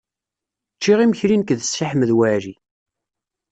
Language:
Kabyle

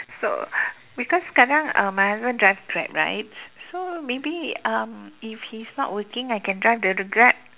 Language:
English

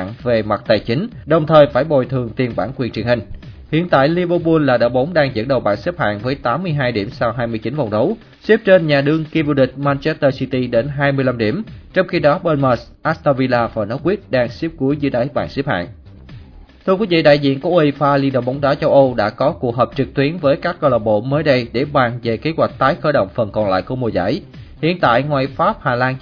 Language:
Vietnamese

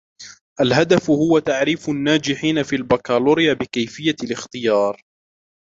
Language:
Arabic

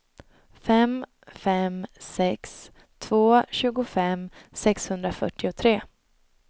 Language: Swedish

